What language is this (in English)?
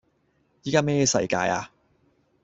Cantonese